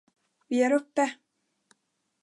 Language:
Swedish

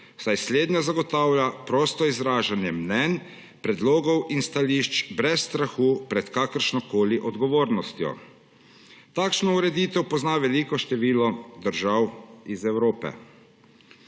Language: Slovenian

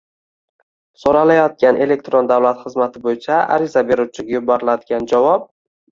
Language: Uzbek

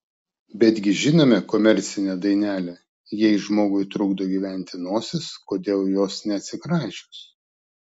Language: Lithuanian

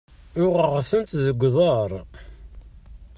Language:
Kabyle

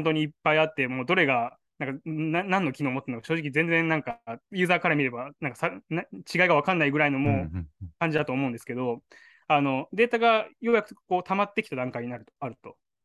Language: Japanese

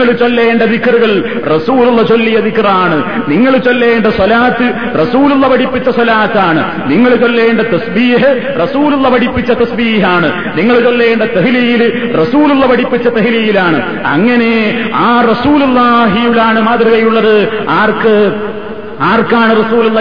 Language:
Malayalam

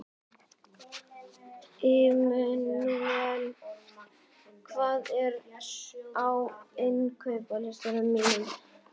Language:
Icelandic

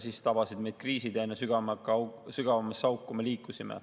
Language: Estonian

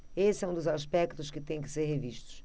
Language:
Portuguese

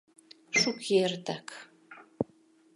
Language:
Mari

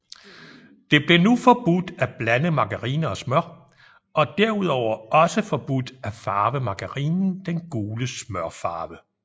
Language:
Danish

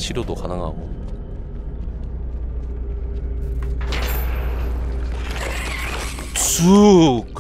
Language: Korean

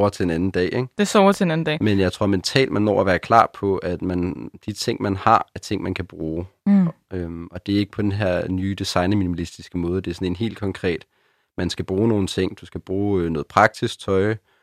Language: Danish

